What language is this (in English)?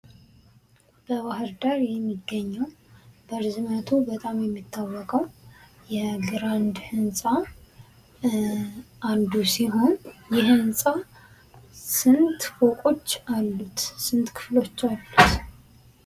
Amharic